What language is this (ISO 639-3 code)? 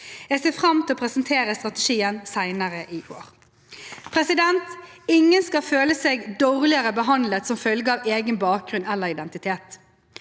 nor